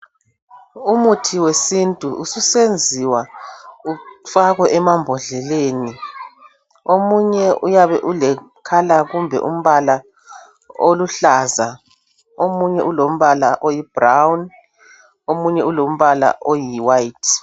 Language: North Ndebele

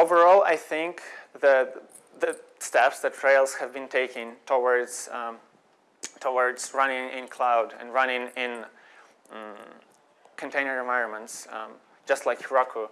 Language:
English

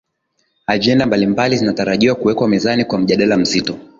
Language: Swahili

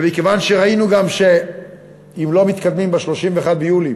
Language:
Hebrew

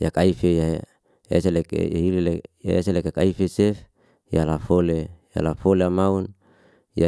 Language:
Liana-Seti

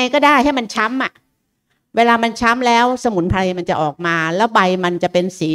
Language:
Thai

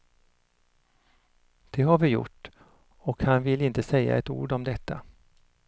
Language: Swedish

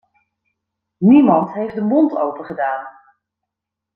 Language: Dutch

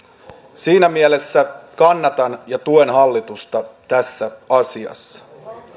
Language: Finnish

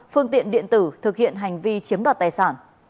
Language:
Vietnamese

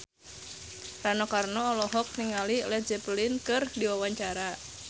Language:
Sundanese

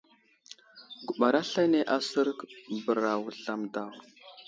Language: Wuzlam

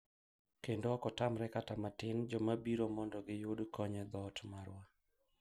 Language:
Luo (Kenya and Tanzania)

